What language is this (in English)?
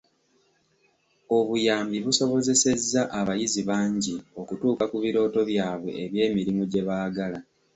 Ganda